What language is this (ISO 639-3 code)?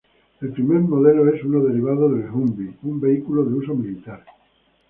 spa